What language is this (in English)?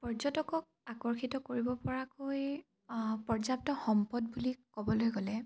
Assamese